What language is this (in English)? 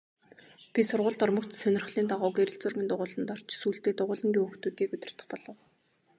Mongolian